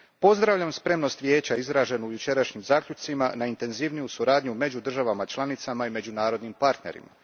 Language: Croatian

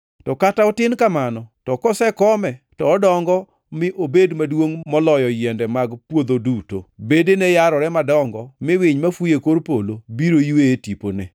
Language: Luo (Kenya and Tanzania)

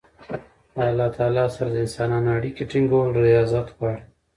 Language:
Pashto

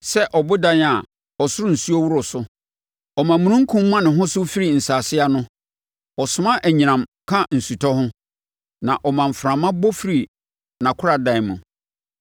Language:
Akan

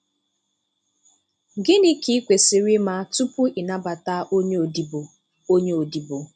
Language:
Igbo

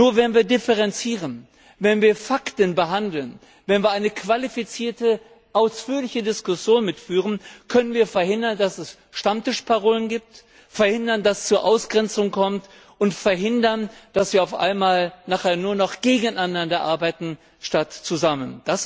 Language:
German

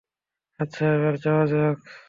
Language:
Bangla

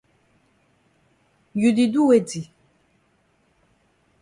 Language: Cameroon Pidgin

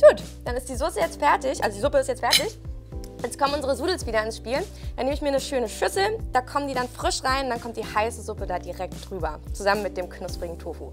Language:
German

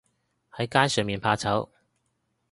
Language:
Cantonese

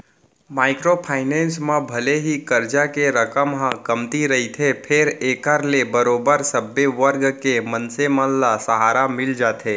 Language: Chhattisgarhi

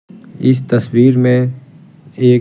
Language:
Hindi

